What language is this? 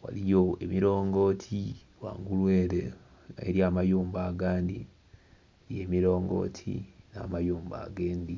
Soga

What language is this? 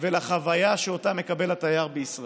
Hebrew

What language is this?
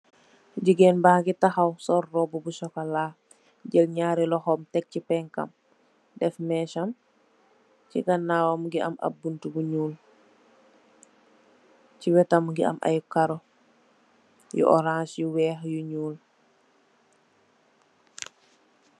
Wolof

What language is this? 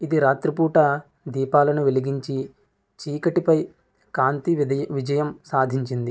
Telugu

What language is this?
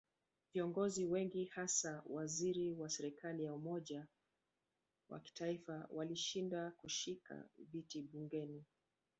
Swahili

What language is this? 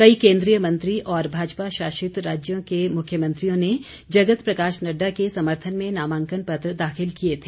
Hindi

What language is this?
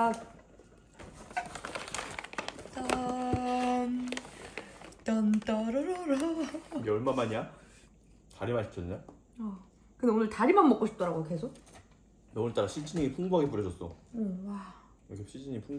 Korean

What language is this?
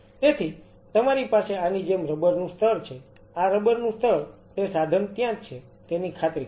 Gujarati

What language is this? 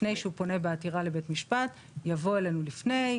Hebrew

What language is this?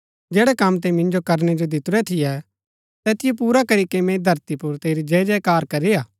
Gaddi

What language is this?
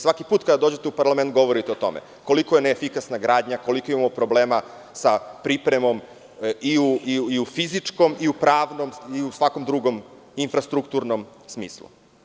Serbian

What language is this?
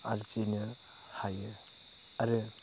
Bodo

